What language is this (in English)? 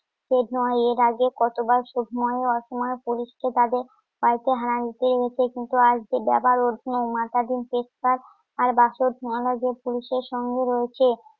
Bangla